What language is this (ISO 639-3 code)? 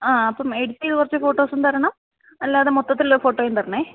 mal